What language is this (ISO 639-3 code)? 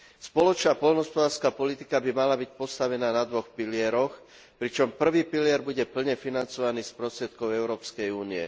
slk